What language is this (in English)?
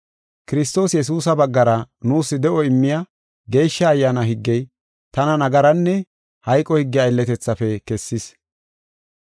Gofa